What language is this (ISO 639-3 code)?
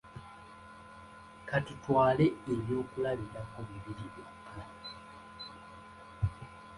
lug